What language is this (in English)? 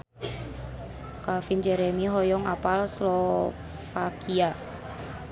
Sundanese